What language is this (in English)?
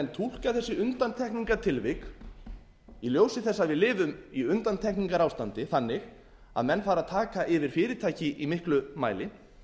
Icelandic